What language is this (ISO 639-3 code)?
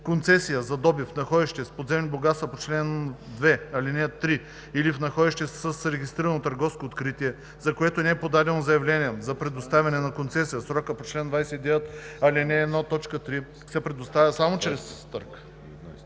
bul